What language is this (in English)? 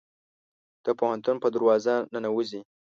Pashto